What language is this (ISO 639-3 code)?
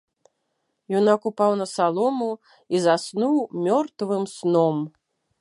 bel